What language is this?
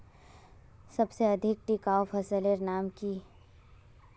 Magahi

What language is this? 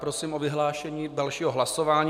Czech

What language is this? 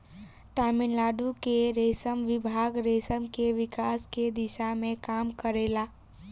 Bhojpuri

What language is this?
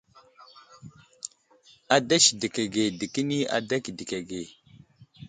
Wuzlam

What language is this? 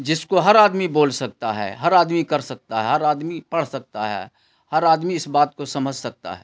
Urdu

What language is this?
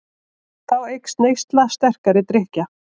Icelandic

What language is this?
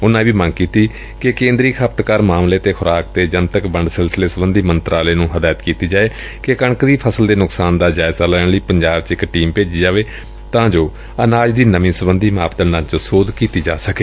Punjabi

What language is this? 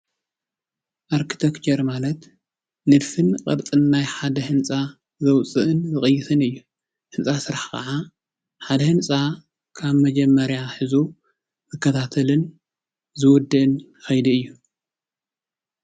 Tigrinya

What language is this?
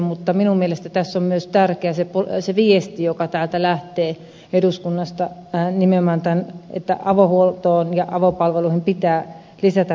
Finnish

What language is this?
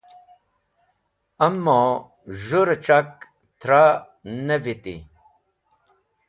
Wakhi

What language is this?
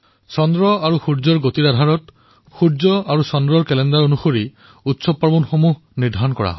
Assamese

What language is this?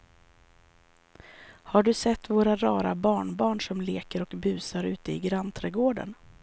Swedish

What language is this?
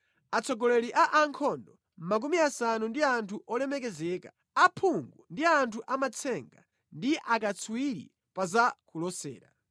Nyanja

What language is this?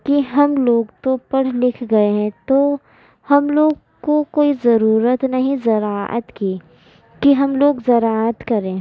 Urdu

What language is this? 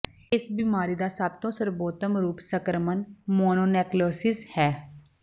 Punjabi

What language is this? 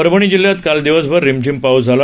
Marathi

